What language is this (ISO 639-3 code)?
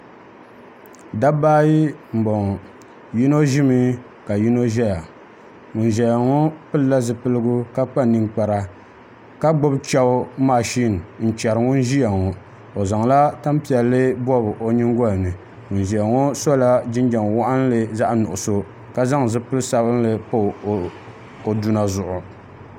dag